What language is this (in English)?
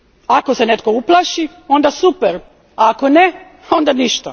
Croatian